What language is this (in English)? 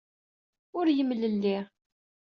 Kabyle